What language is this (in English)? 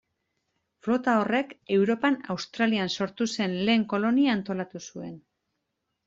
Basque